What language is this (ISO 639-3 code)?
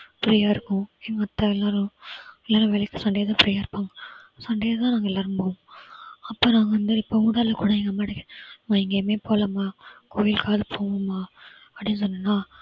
tam